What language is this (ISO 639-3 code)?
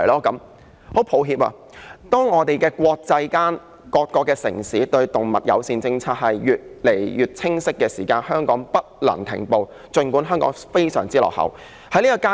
yue